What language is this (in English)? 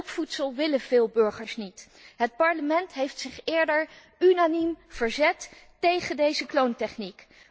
Dutch